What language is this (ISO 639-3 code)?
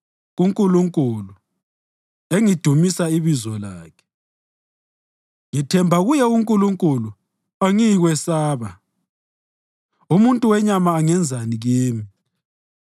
nde